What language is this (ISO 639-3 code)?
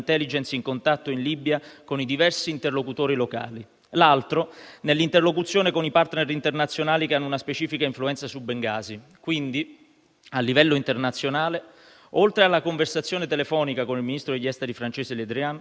ita